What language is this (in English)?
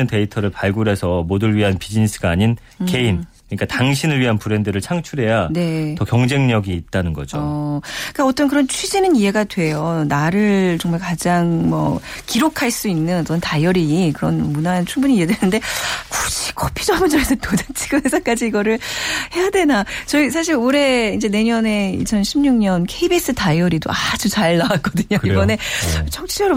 Korean